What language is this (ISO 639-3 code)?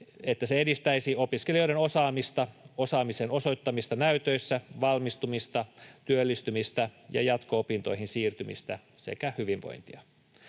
fin